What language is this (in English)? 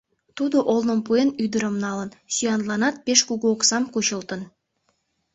Mari